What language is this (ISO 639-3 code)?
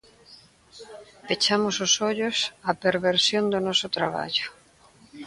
glg